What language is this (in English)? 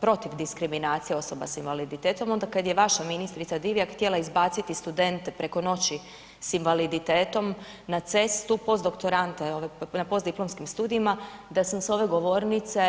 Croatian